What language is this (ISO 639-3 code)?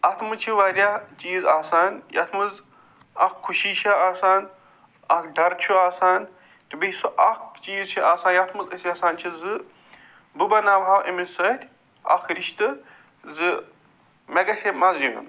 kas